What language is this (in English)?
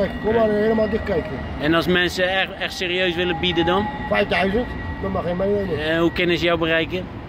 Dutch